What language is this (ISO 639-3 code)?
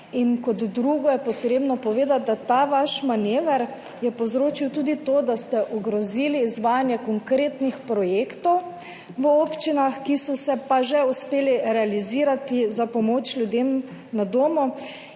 slv